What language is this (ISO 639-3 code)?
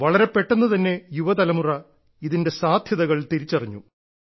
mal